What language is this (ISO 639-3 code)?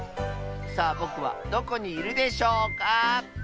jpn